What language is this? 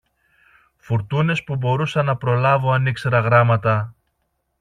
Greek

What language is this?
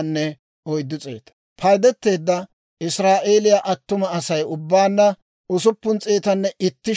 Dawro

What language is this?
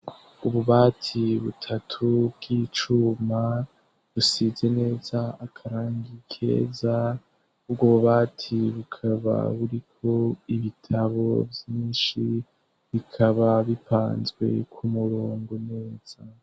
Rundi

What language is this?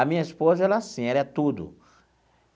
Portuguese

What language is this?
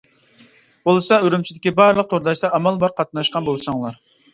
Uyghur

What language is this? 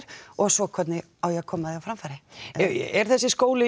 Icelandic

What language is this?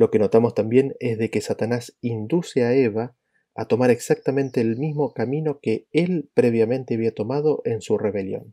Spanish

